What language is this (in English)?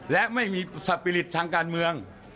Thai